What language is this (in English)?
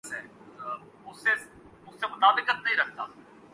Urdu